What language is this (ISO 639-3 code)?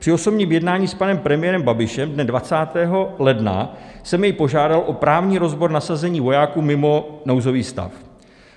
ces